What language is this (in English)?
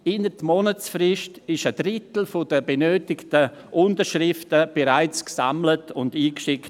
Swiss German